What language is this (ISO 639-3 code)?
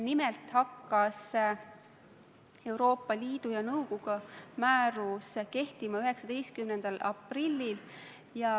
est